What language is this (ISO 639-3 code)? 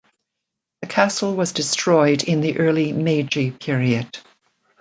eng